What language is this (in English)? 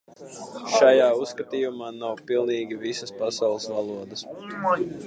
Latvian